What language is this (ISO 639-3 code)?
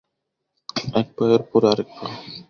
ben